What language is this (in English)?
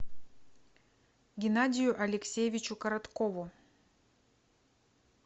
Russian